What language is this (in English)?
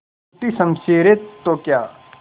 Hindi